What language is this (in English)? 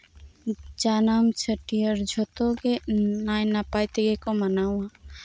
Santali